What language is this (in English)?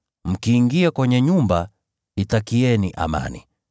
Swahili